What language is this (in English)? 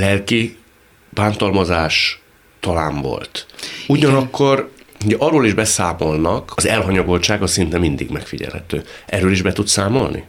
Hungarian